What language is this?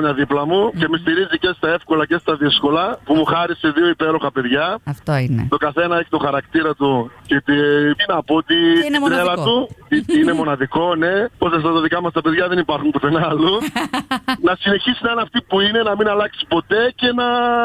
Greek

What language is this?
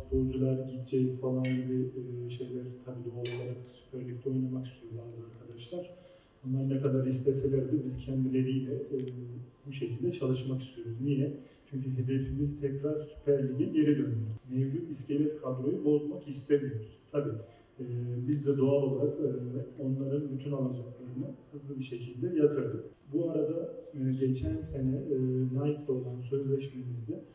Turkish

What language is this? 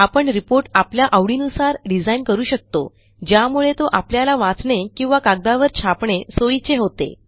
Marathi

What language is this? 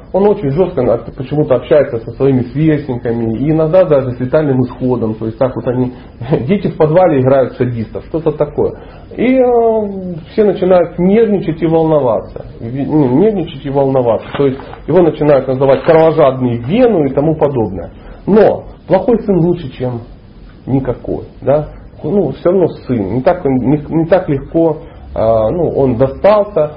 Russian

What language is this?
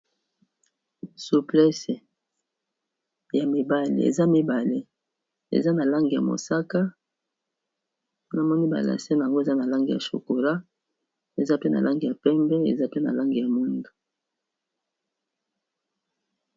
Lingala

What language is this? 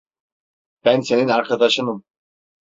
Turkish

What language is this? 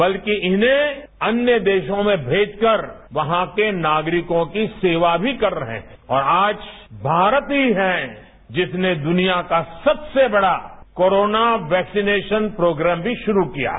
Hindi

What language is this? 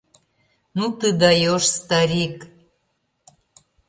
Mari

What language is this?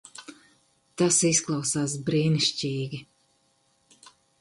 Latvian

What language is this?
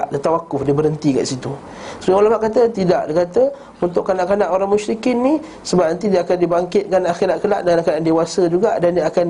Malay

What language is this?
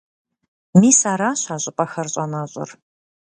Kabardian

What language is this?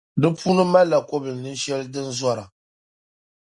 Dagbani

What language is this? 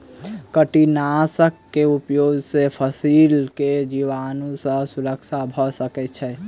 Maithili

